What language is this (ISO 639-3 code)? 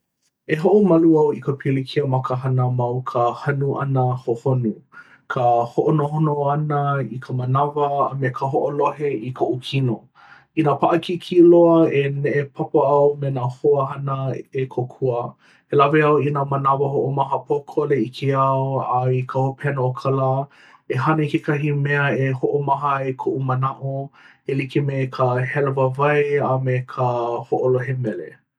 haw